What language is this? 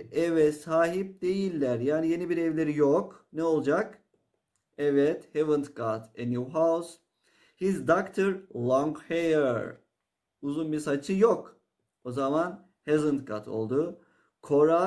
Turkish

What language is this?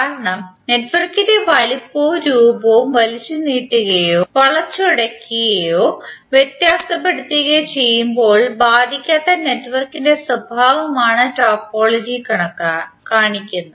Malayalam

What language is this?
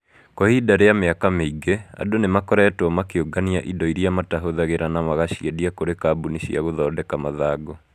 Kikuyu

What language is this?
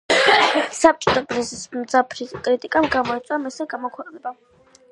Georgian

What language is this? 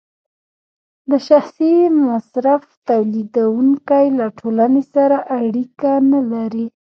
Pashto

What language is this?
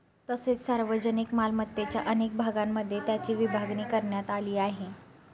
Marathi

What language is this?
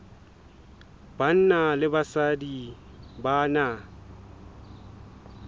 Southern Sotho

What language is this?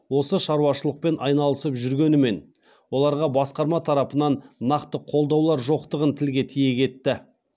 Kazakh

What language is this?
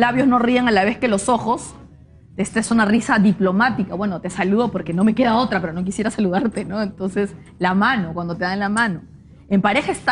Spanish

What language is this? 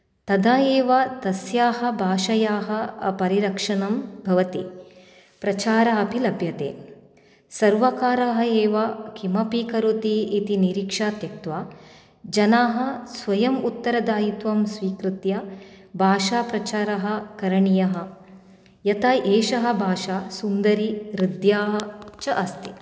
Sanskrit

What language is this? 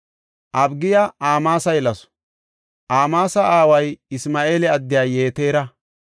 Gofa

